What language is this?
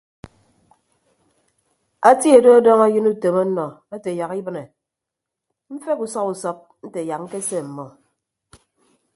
Ibibio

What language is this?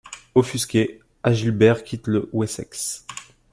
French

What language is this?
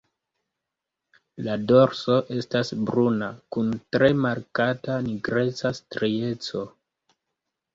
Esperanto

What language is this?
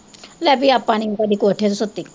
Punjabi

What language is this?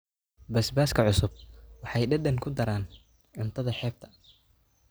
Somali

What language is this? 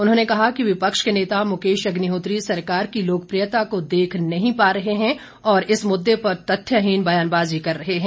Hindi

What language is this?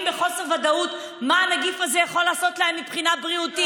Hebrew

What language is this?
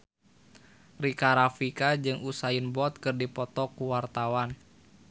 Sundanese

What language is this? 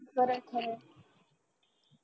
Marathi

